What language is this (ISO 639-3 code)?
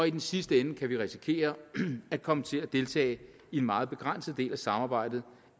dan